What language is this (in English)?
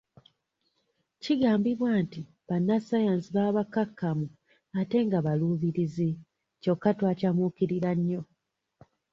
Ganda